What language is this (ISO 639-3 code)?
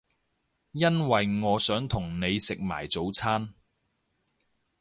yue